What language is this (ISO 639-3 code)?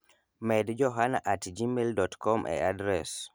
luo